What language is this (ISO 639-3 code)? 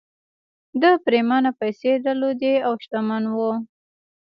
pus